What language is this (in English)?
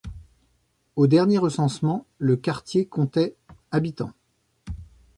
French